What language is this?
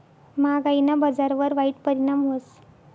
Marathi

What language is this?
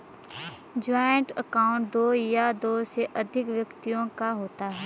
Hindi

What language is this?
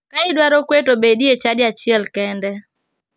Luo (Kenya and Tanzania)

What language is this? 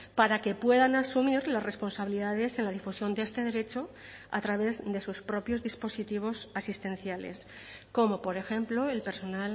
Spanish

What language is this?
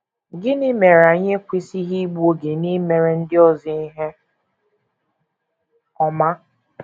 Igbo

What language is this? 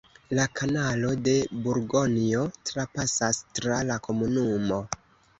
Esperanto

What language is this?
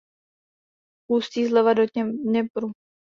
Czech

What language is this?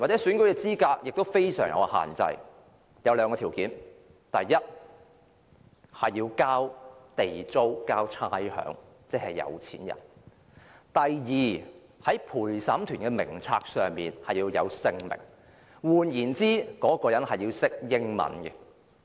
Cantonese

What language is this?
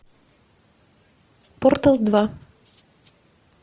Russian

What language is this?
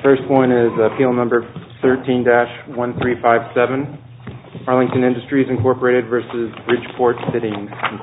English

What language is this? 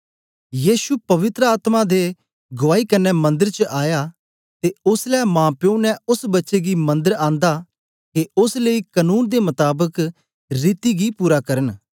Dogri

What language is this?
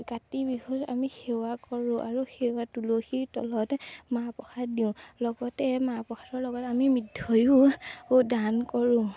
Assamese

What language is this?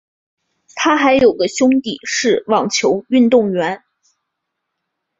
Chinese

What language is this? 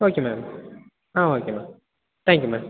Tamil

